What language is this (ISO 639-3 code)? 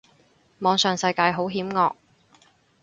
yue